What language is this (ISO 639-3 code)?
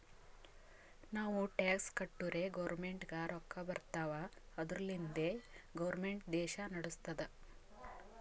kan